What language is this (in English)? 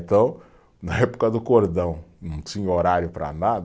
Portuguese